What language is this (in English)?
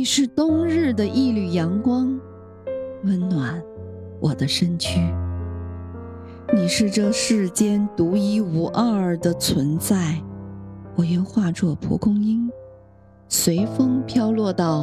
Chinese